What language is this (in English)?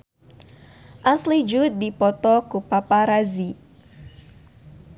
Sundanese